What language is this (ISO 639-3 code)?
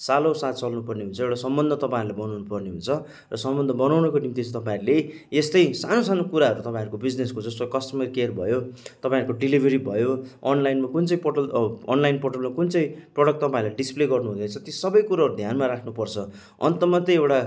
nep